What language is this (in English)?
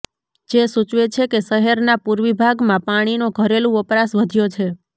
Gujarati